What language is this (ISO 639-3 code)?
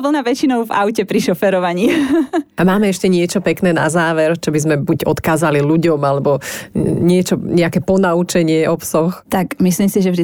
slk